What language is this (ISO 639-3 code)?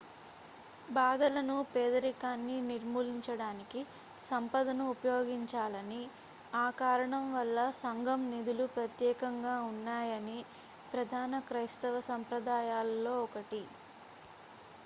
tel